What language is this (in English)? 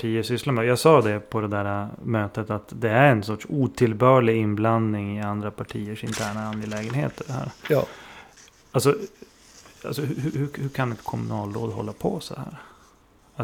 Swedish